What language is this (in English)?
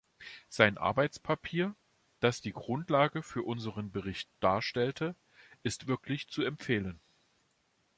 German